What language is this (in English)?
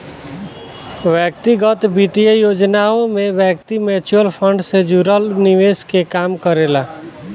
Bhojpuri